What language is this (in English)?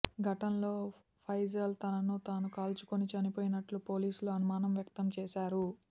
Telugu